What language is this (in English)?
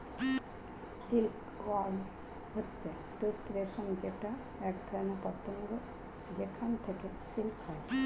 Bangla